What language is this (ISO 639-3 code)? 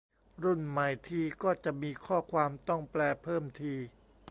tha